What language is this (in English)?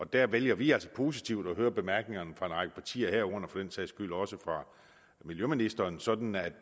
Danish